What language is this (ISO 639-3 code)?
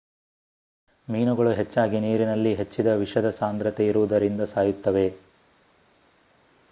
kan